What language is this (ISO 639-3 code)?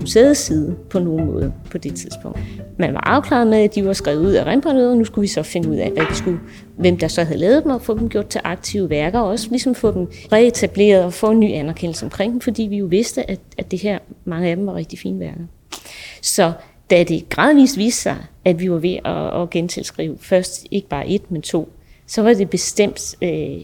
dan